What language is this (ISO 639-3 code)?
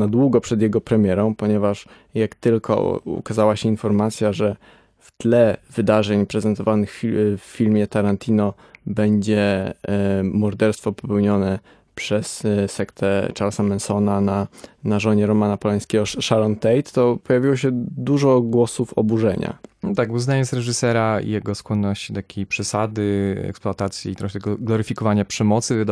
pol